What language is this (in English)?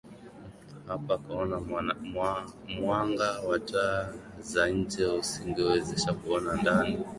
Swahili